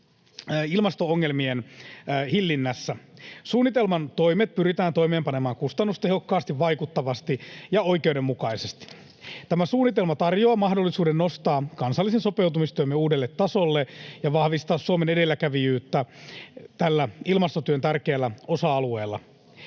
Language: Finnish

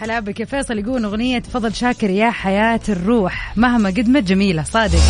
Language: Arabic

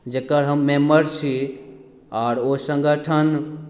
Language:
Maithili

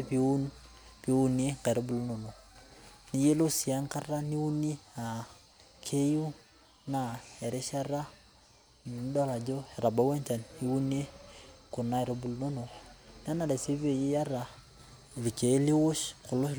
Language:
Masai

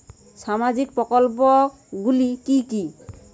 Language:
Bangla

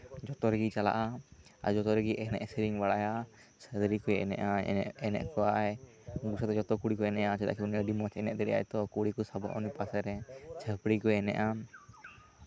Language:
Santali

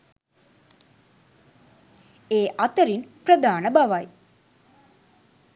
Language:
Sinhala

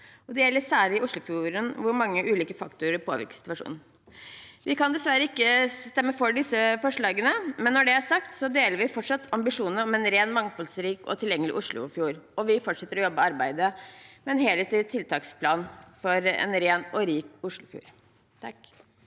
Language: Norwegian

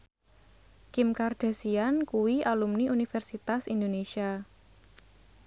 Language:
Javanese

